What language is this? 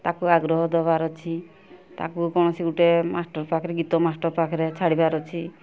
Odia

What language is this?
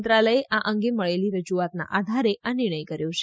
Gujarati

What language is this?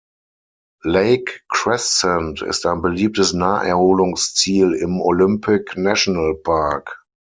German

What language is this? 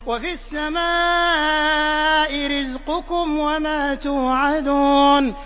Arabic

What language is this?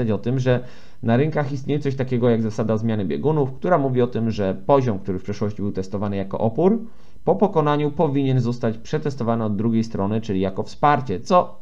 Polish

